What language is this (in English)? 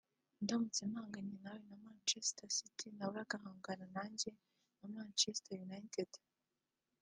Kinyarwanda